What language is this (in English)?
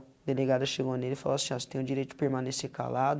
Portuguese